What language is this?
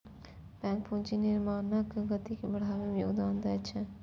Maithili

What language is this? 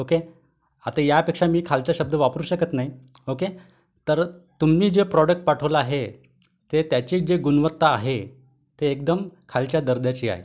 Marathi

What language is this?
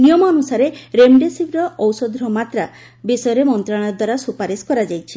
Odia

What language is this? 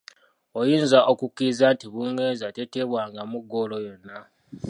Ganda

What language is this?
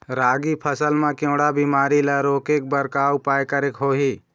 Chhattisgarhi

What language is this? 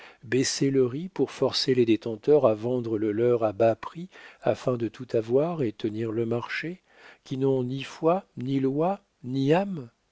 French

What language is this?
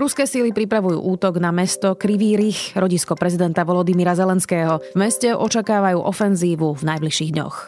Slovak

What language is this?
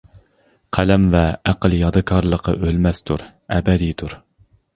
Uyghur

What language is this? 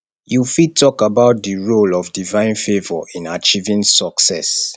Nigerian Pidgin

